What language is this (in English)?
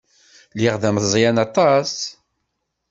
Kabyle